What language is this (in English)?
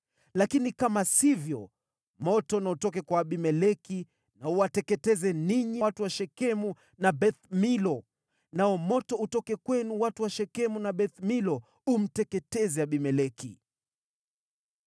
Swahili